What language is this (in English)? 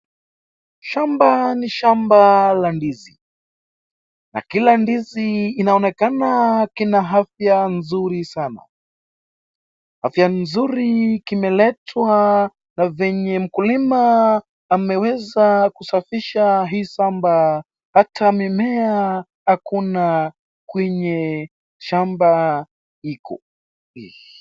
Swahili